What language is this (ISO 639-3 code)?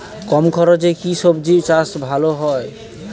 ben